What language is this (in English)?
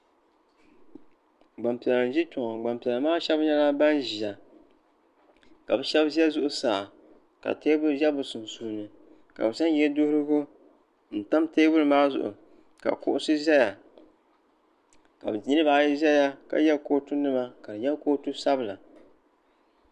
Dagbani